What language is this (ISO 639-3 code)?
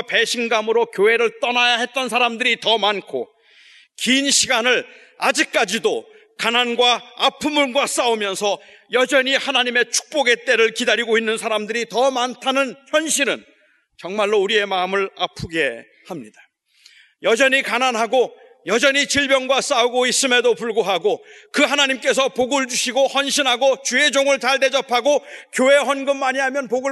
kor